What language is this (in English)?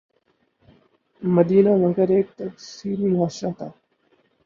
Urdu